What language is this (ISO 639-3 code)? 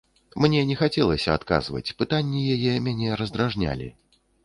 bel